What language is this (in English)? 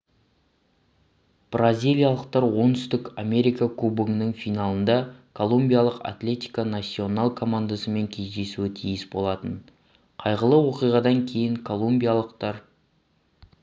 Kazakh